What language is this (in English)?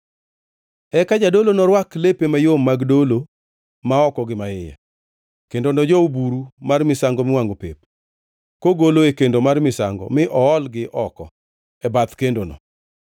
Luo (Kenya and Tanzania)